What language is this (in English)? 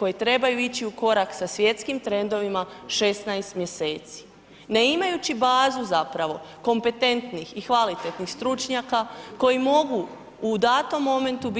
Croatian